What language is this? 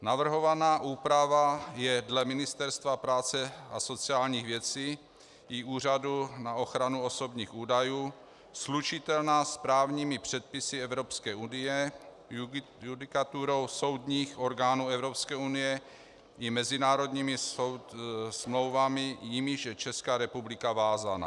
Czech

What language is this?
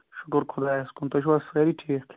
Kashmiri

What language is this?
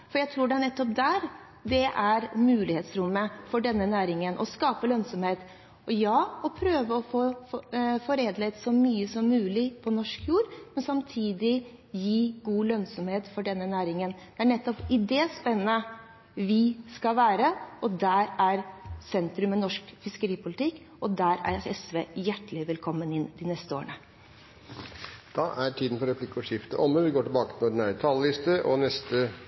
Norwegian Nynorsk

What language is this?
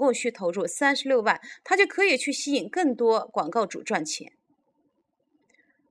Chinese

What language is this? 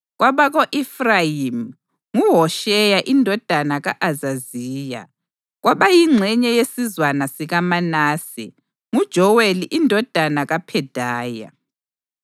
North Ndebele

